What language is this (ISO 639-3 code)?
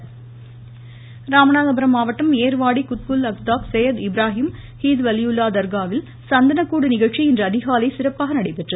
tam